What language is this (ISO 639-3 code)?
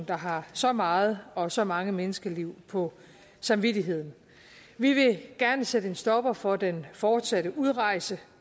dan